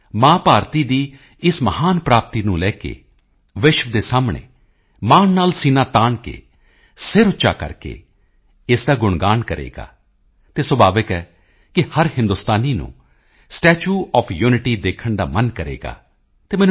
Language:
Punjabi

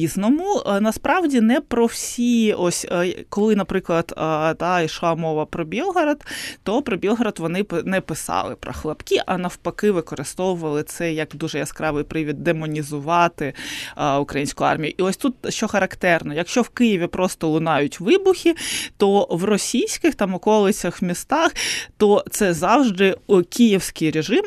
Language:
Ukrainian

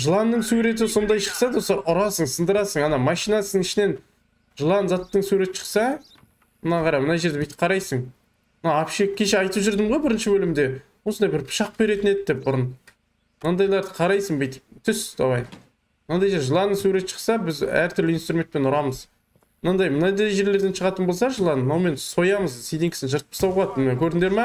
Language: Turkish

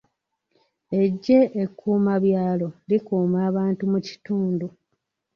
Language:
Ganda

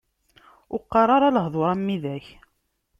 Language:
Kabyle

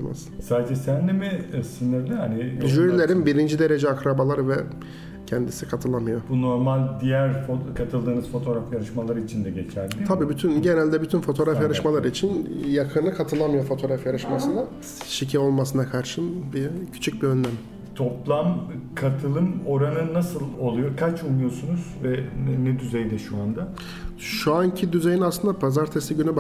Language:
Turkish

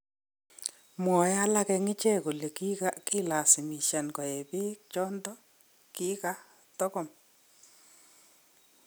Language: Kalenjin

